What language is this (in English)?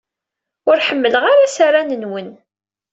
Kabyle